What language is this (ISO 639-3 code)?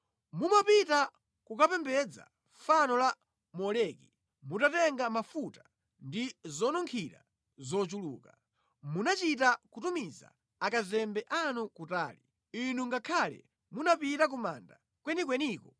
nya